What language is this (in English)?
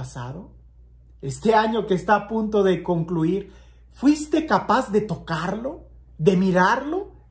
Spanish